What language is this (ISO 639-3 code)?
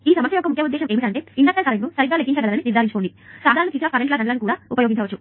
tel